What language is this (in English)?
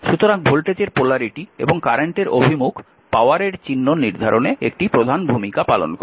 Bangla